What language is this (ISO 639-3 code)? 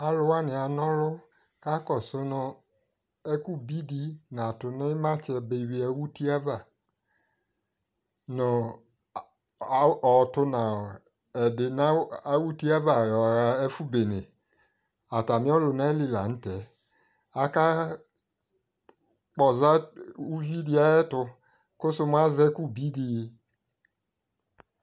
kpo